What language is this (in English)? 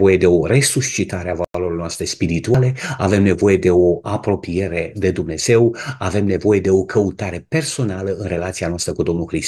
Romanian